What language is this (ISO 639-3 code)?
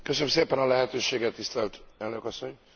hun